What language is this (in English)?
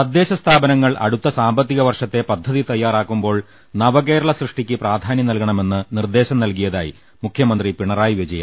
Malayalam